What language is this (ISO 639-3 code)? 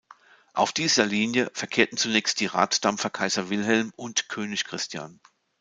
deu